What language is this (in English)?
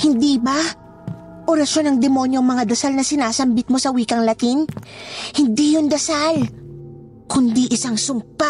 Filipino